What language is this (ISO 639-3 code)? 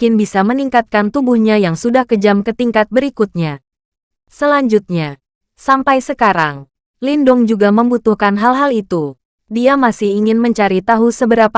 ind